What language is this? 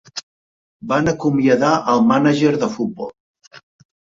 Catalan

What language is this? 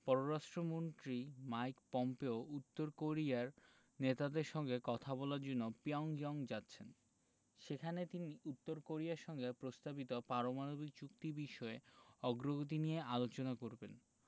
Bangla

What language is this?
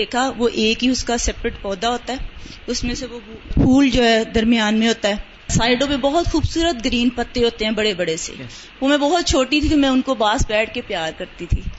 Urdu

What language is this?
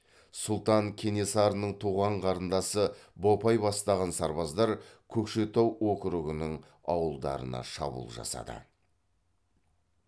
Kazakh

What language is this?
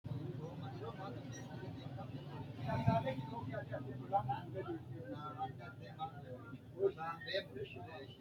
Sidamo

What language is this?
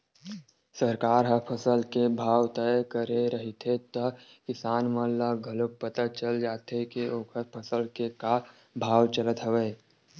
Chhattisgarhi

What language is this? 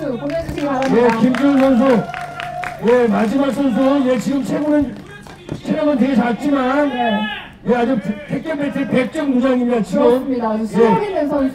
Korean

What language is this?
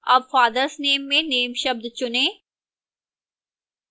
Hindi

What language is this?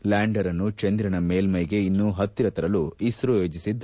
Kannada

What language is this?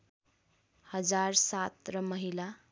Nepali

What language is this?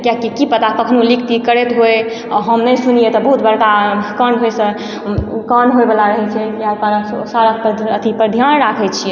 Maithili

